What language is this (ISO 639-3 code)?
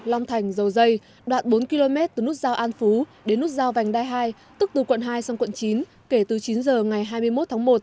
vie